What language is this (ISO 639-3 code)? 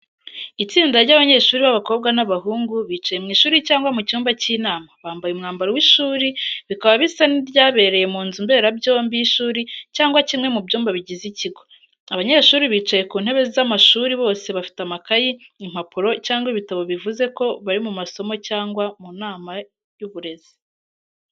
kin